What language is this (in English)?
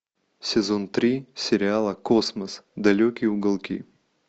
Russian